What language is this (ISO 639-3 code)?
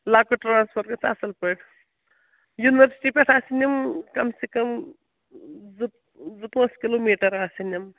kas